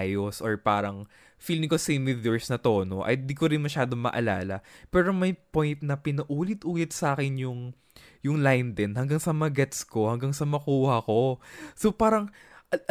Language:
Filipino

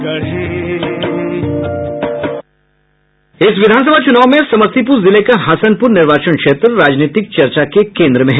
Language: Hindi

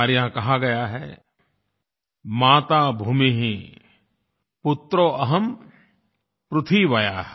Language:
Hindi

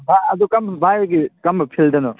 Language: Manipuri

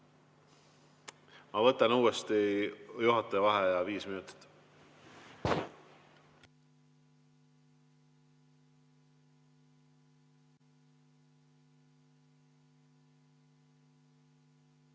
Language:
Estonian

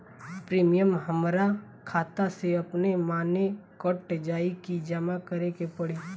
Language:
Bhojpuri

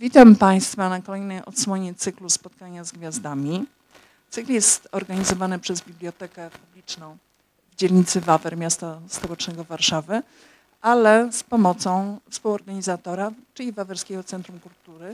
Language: Polish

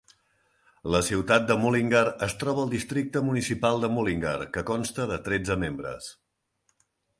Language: Catalan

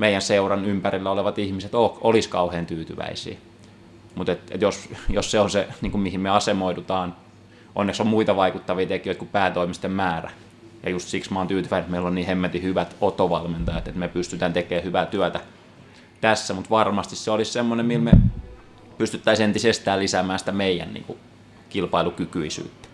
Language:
Finnish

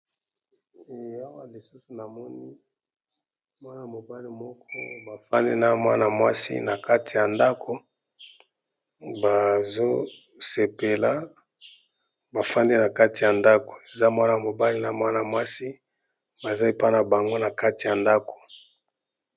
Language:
Lingala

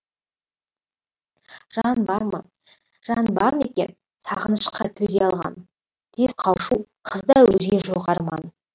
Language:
Kazakh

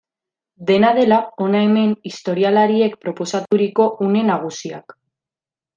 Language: Basque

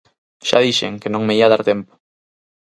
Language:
Galician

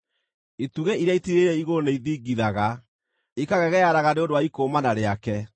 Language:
Kikuyu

